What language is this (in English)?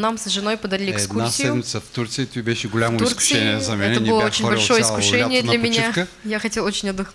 Russian